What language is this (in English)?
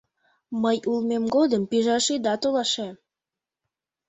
Mari